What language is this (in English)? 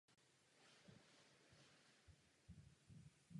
Czech